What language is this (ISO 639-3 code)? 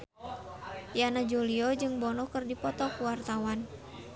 sun